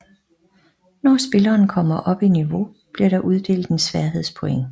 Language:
Danish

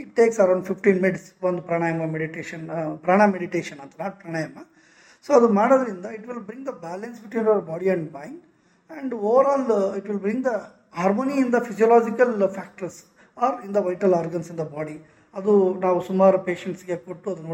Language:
Kannada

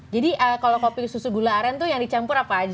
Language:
Indonesian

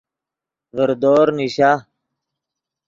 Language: Yidgha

